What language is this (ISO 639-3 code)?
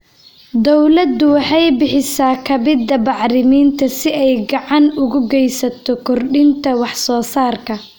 som